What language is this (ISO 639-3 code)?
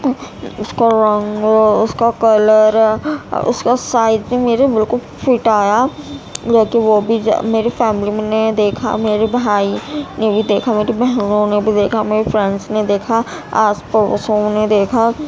urd